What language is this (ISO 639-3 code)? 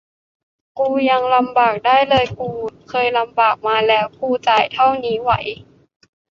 tha